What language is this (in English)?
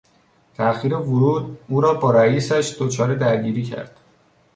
Persian